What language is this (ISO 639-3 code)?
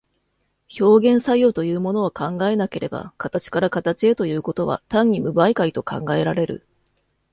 jpn